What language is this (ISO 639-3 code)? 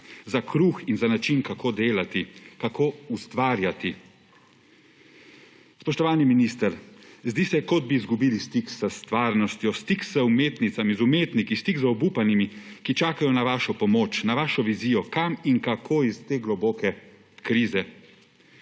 slv